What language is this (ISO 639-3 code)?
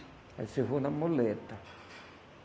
por